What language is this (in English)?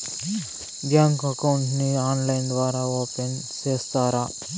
Telugu